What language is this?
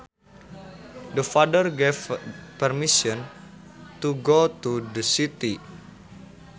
Sundanese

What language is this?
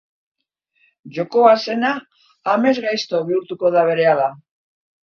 Basque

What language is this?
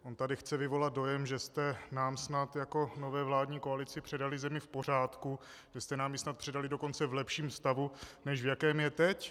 Czech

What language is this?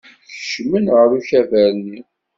Kabyle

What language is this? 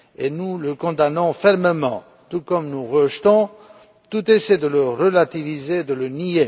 French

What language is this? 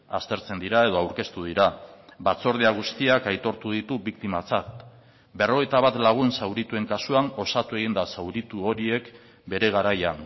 Basque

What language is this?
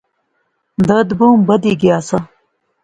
Pahari-Potwari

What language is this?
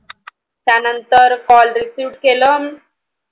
Marathi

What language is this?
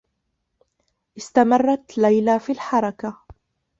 Arabic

